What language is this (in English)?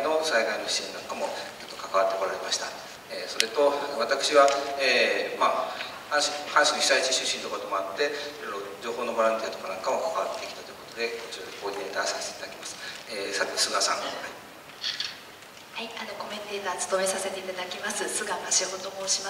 Japanese